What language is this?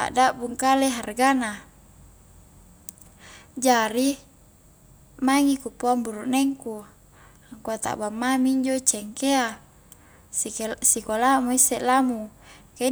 Highland Konjo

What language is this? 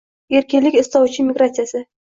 Uzbek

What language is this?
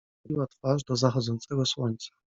Polish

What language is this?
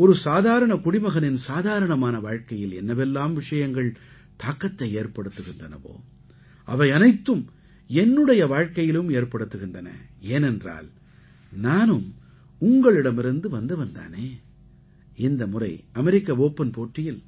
Tamil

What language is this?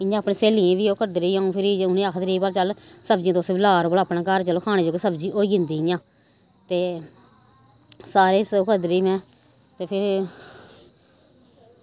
Dogri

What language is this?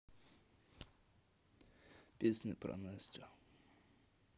Russian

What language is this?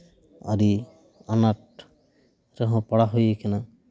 Santali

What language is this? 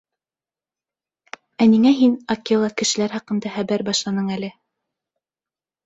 Bashkir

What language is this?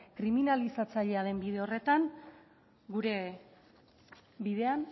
Basque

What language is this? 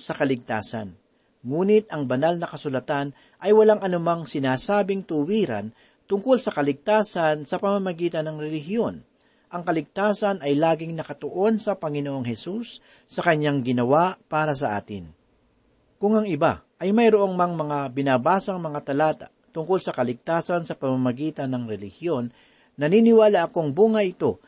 Filipino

